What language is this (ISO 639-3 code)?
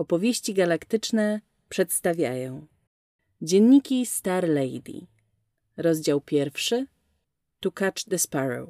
pol